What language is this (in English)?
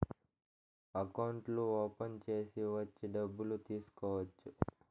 Telugu